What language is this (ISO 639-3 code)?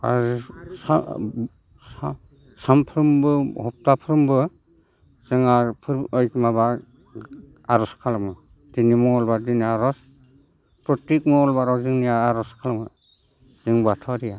brx